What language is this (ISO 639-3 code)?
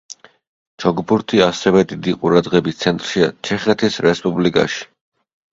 kat